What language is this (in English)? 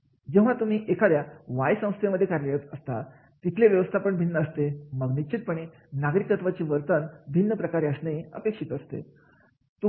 Marathi